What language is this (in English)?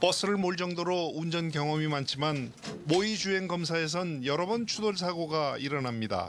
Korean